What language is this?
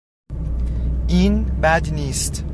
Persian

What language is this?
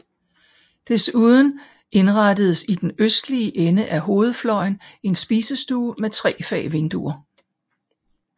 Danish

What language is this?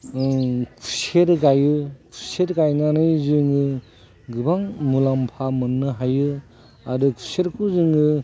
Bodo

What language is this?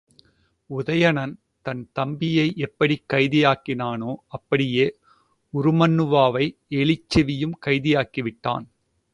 Tamil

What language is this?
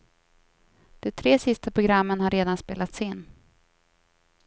Swedish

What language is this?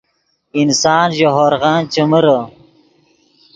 Yidgha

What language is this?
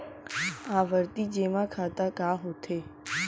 Chhattisgarhi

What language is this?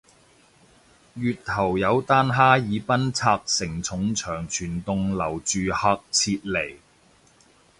Cantonese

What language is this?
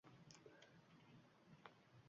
Uzbek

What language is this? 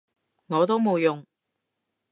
Cantonese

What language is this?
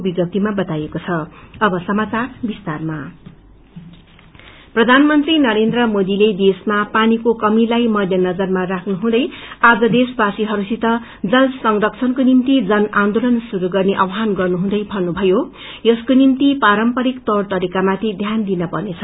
Nepali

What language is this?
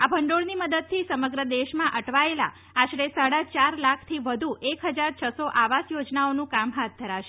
Gujarati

